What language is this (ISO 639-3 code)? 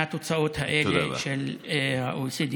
heb